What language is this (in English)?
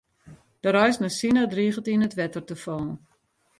Western Frisian